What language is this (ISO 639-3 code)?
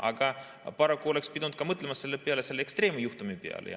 est